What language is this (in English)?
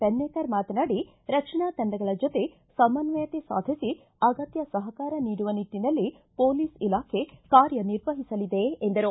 Kannada